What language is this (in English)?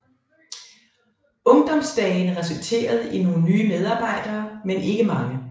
Danish